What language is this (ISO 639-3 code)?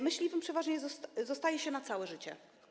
pol